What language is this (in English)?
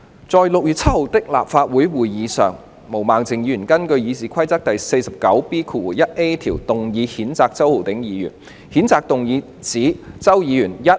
Cantonese